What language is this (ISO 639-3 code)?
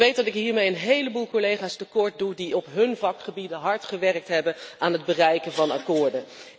nld